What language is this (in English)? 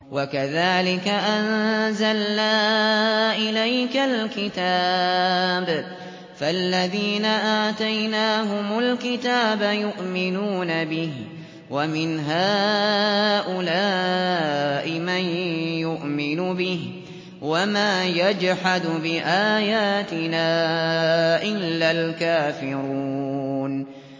Arabic